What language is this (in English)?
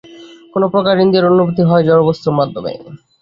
Bangla